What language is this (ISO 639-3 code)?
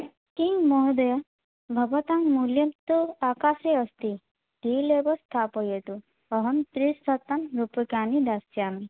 san